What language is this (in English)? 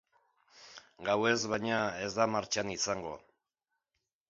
Basque